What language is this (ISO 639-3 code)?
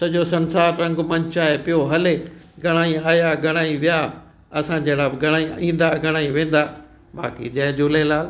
snd